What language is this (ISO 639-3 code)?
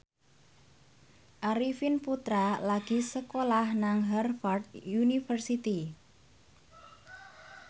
jav